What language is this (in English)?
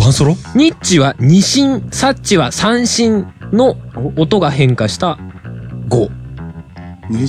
Japanese